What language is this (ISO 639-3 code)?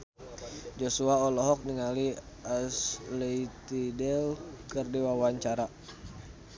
sun